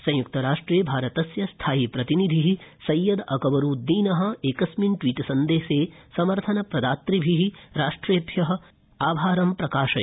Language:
Sanskrit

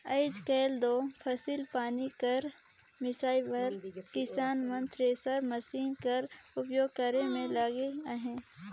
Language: Chhattisgarhi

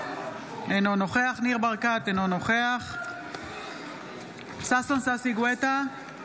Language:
Hebrew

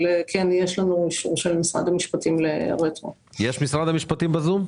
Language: Hebrew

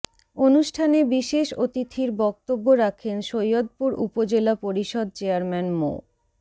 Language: Bangla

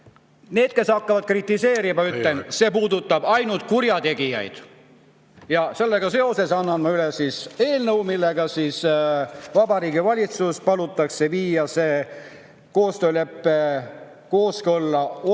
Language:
Estonian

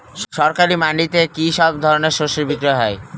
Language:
Bangla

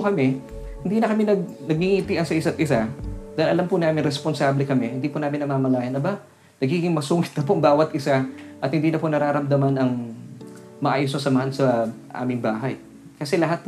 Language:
Filipino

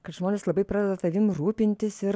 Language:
Lithuanian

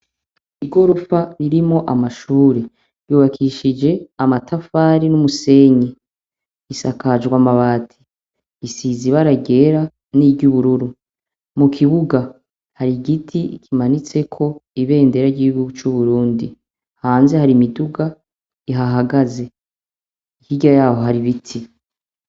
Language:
Rundi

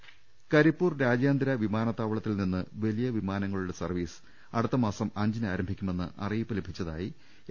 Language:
Malayalam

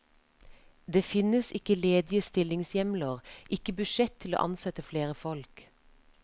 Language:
Norwegian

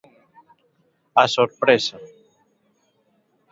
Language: Galician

